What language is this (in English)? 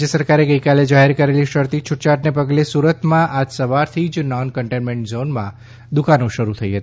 Gujarati